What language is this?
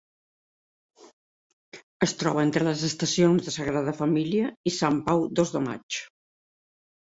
Catalan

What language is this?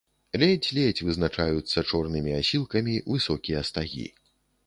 Belarusian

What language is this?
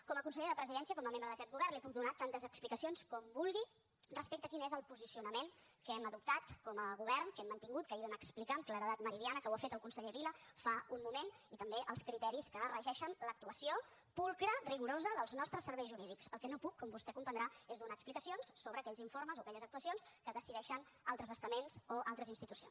Catalan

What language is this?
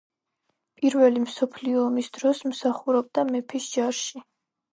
Georgian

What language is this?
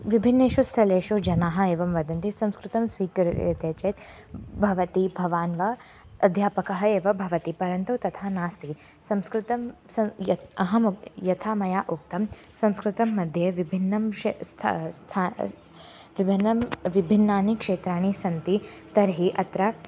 Sanskrit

